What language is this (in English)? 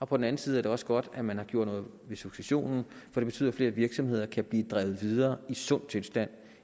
Danish